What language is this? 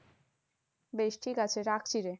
Bangla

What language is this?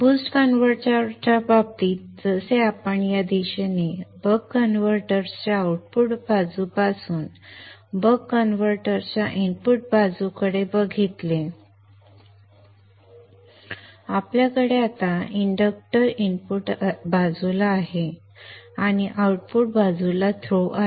Marathi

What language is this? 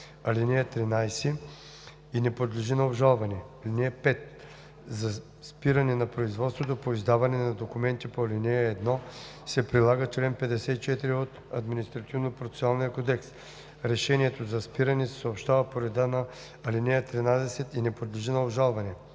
Bulgarian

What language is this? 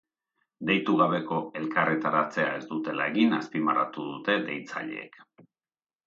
Basque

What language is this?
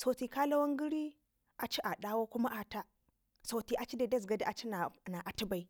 Ngizim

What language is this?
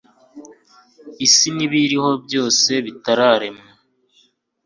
Kinyarwanda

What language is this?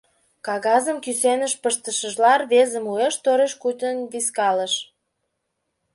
Mari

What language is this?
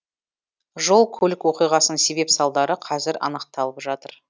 Kazakh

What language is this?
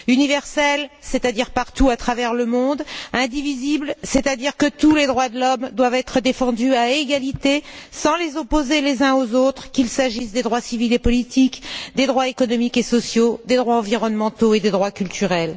French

